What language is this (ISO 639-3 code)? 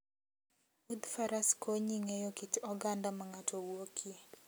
luo